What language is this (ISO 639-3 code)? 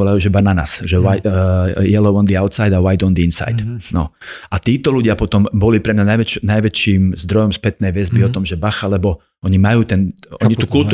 slk